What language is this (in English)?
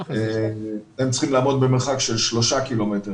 Hebrew